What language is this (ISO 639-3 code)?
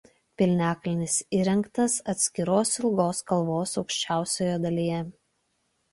lit